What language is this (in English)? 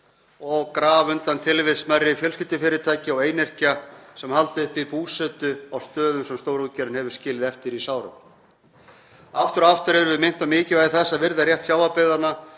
Icelandic